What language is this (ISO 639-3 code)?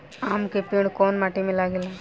bho